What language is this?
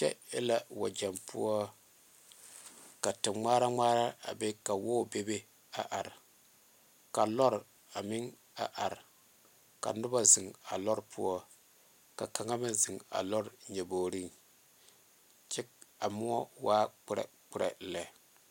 Southern Dagaare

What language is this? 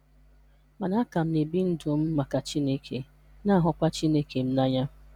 Igbo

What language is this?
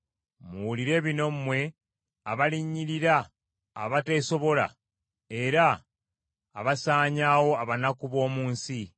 Ganda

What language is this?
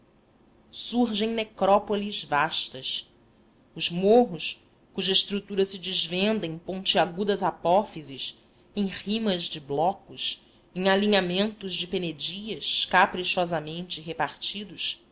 Portuguese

